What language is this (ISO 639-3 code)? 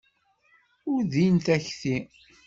kab